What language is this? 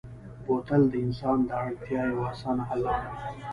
Pashto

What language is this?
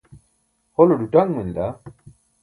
Burushaski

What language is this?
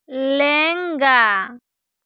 Santali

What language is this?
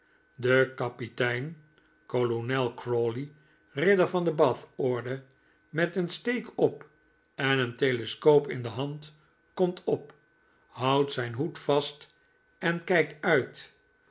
Dutch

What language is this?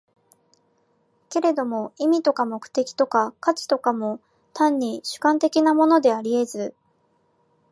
Japanese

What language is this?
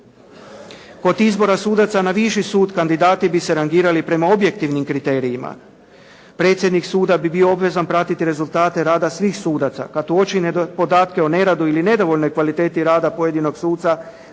Croatian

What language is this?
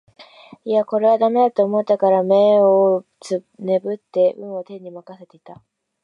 Japanese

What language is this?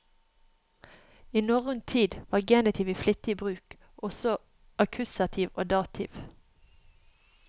Norwegian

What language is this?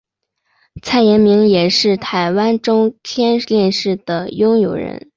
Chinese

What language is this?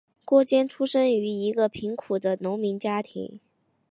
Chinese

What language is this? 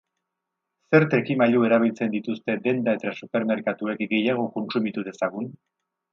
Basque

